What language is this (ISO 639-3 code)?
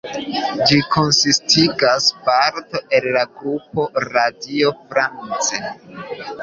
epo